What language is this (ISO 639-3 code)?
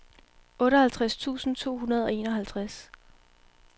dan